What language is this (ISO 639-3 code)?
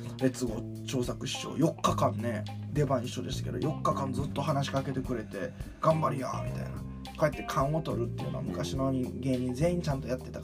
jpn